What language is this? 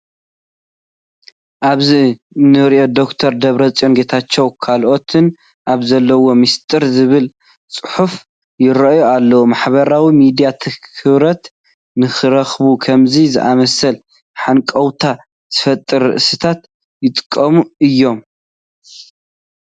Tigrinya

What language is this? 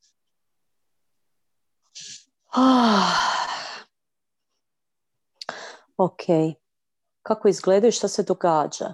Croatian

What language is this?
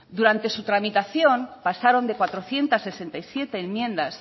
Spanish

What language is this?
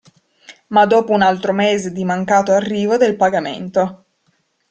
Italian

